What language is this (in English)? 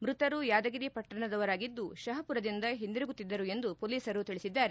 Kannada